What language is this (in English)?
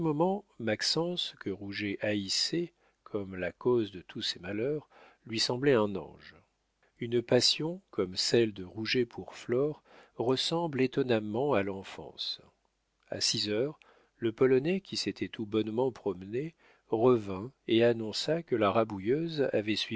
French